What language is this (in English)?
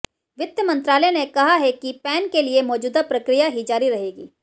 Hindi